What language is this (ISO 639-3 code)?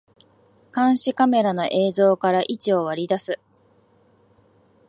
jpn